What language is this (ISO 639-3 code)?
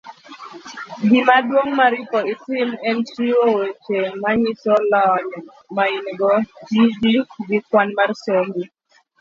luo